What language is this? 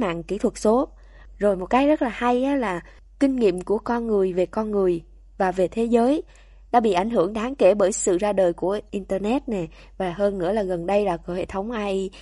Vietnamese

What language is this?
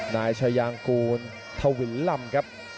Thai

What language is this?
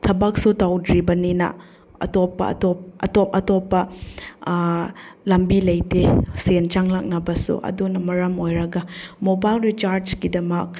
Manipuri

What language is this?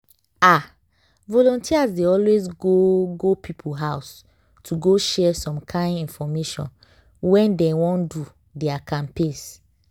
Nigerian Pidgin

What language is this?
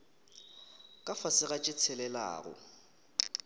Northern Sotho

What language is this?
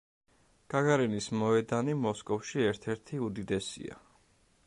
Georgian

